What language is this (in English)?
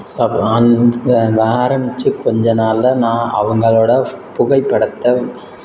Tamil